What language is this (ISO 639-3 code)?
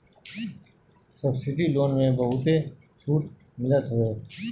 bho